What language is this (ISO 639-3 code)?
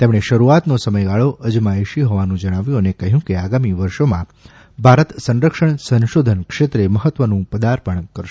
guj